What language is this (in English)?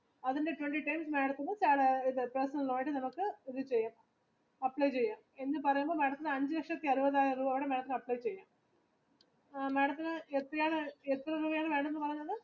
Malayalam